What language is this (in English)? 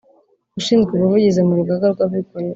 Kinyarwanda